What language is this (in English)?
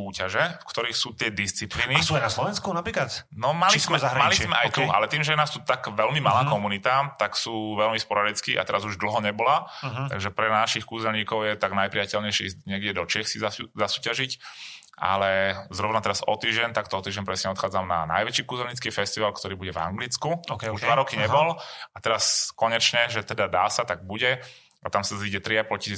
Slovak